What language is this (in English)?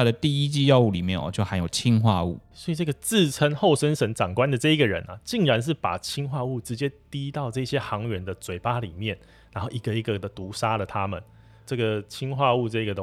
Chinese